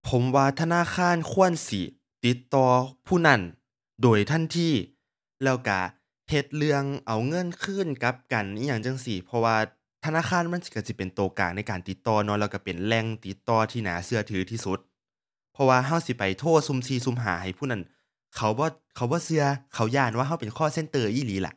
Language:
Thai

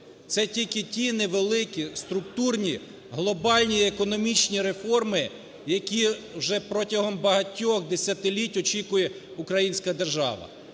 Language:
Ukrainian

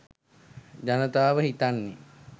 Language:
Sinhala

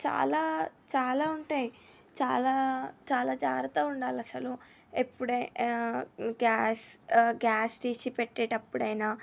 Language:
Telugu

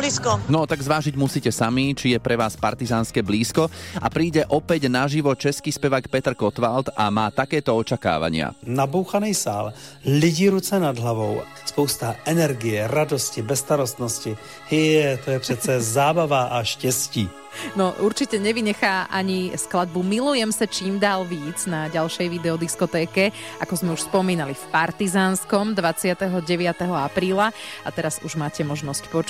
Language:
Slovak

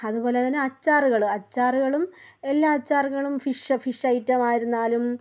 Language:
Malayalam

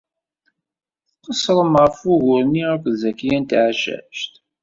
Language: Kabyle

